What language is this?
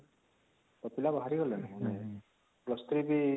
Odia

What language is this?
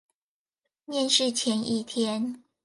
Chinese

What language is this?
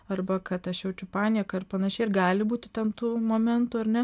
Lithuanian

